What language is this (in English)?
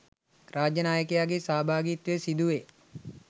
Sinhala